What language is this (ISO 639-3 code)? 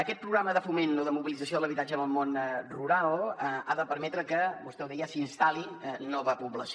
cat